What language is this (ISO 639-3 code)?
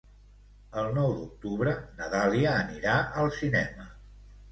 cat